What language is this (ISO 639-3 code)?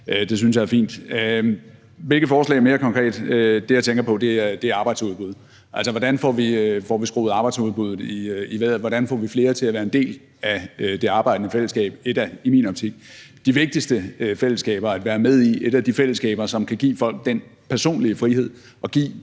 dan